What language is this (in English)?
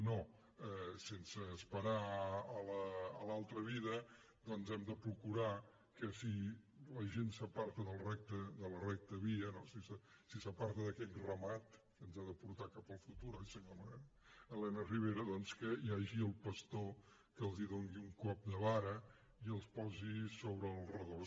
Catalan